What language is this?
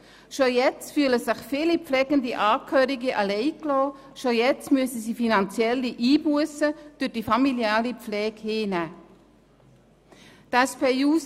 Swiss German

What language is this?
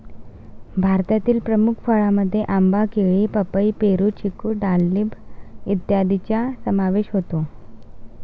Marathi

